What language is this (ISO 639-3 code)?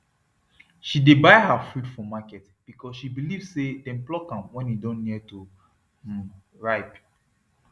pcm